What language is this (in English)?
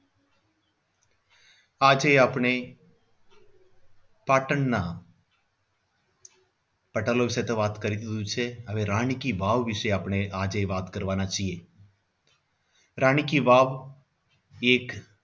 Gujarati